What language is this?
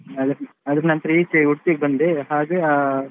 Kannada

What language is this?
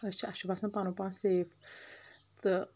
Kashmiri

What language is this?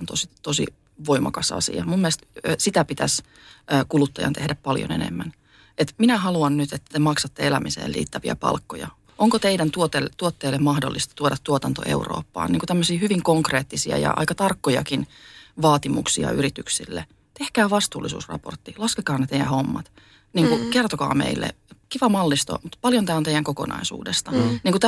Finnish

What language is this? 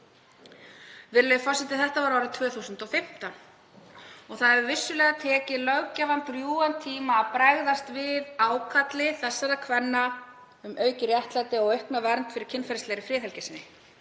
Icelandic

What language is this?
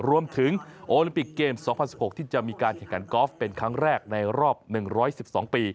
Thai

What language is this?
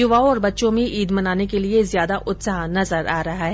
Hindi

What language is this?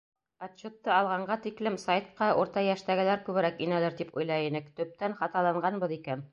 Bashkir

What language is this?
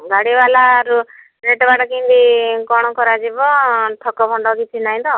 Odia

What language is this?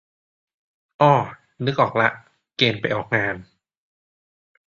Thai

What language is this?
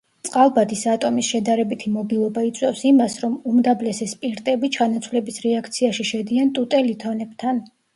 Georgian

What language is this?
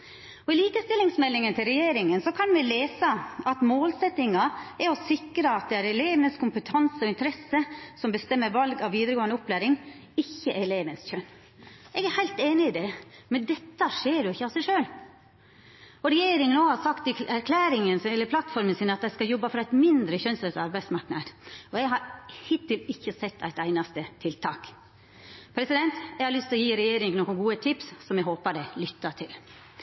Norwegian Nynorsk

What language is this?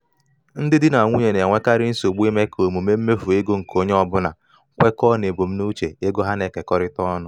Igbo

